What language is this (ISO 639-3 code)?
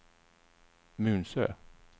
swe